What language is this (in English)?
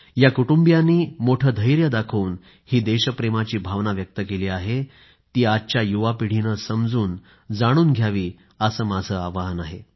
Marathi